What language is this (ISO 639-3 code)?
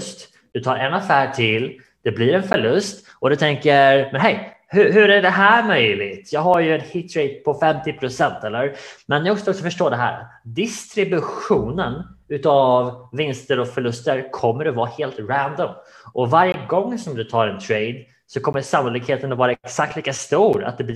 swe